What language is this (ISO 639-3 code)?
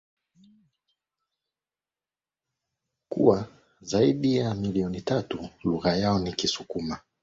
swa